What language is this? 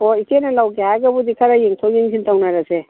Manipuri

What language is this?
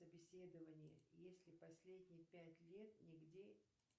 Russian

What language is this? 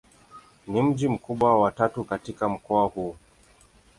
Swahili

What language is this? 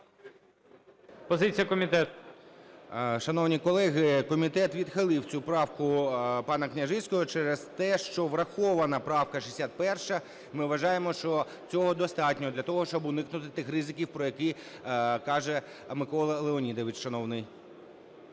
Ukrainian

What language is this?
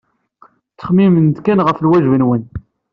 Kabyle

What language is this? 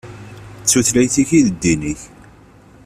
Kabyle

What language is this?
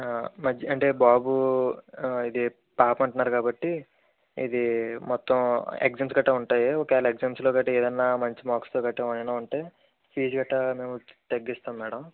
Telugu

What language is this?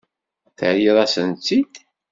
Kabyle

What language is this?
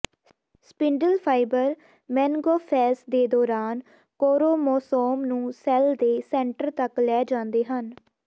Punjabi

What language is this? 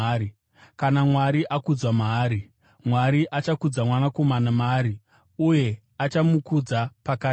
Shona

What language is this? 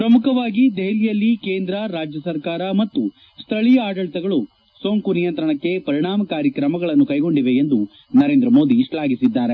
Kannada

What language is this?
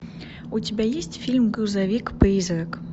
Russian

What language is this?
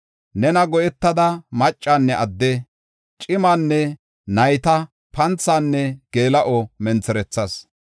Gofa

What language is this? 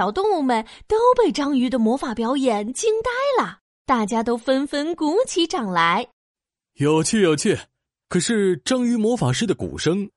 Chinese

